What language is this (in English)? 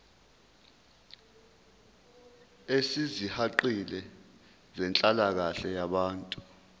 Zulu